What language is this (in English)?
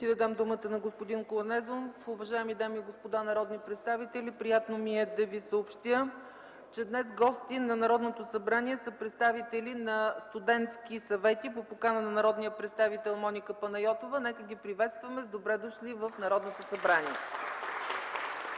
Bulgarian